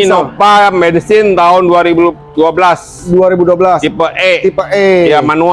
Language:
Indonesian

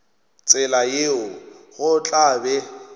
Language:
Northern Sotho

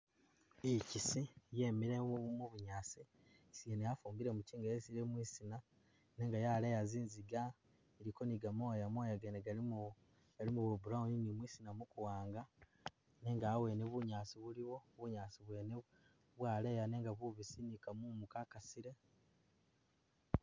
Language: Masaaba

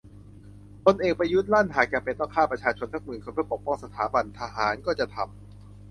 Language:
Thai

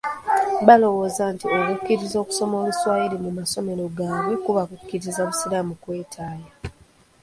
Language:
Ganda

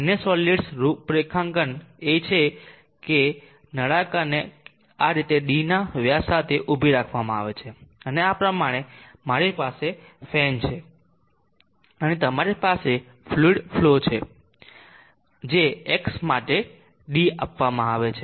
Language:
Gujarati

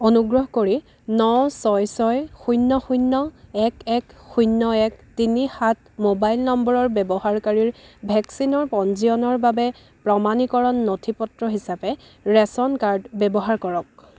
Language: Assamese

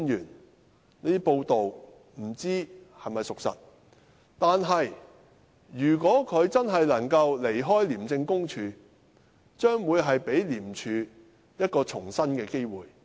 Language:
Cantonese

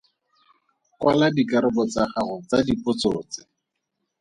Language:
Tswana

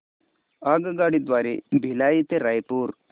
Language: Marathi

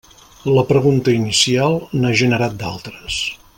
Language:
Catalan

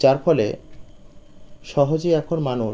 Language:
Bangla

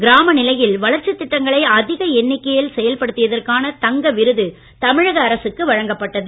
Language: Tamil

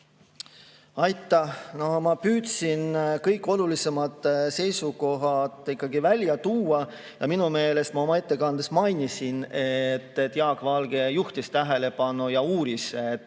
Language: Estonian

